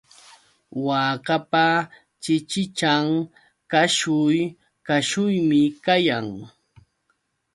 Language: Yauyos Quechua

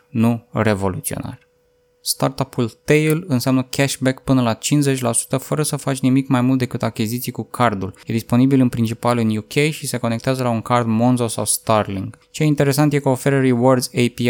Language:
Romanian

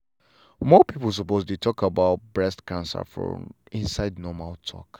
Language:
Nigerian Pidgin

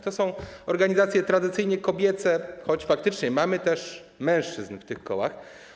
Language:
Polish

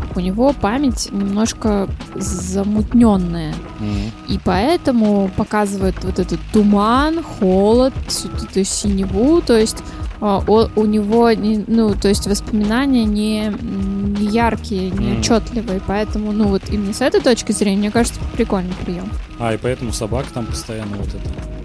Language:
Russian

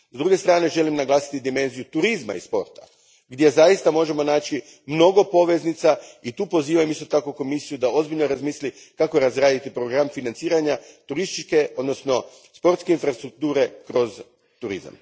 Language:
Croatian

